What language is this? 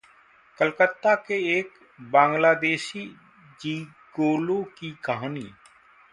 Hindi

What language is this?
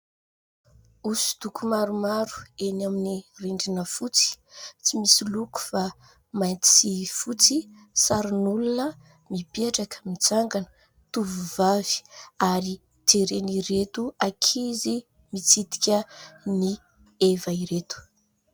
Malagasy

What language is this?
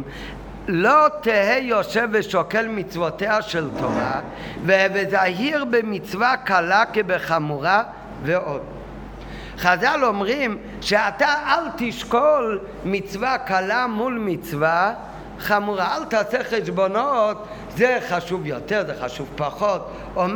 Hebrew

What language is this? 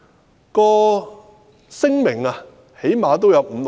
Cantonese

